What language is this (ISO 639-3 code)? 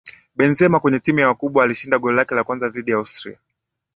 swa